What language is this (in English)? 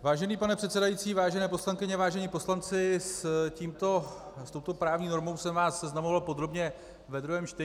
Czech